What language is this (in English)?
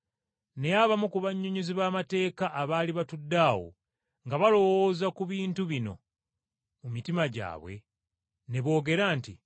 Ganda